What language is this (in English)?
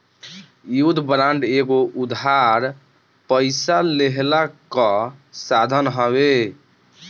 Bhojpuri